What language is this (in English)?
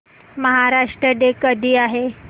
Marathi